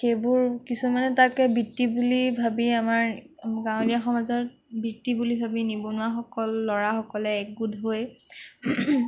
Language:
Assamese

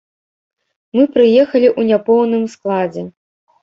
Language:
Belarusian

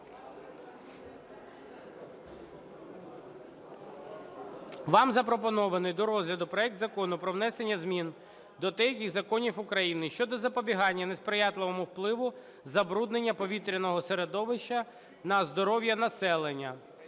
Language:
Ukrainian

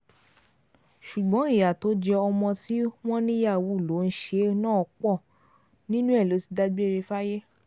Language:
Yoruba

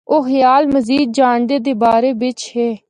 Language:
Northern Hindko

